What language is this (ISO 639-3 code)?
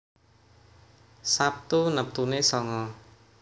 jav